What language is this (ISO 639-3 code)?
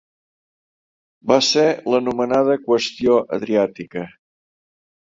cat